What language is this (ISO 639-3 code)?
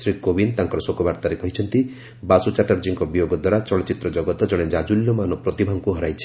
ori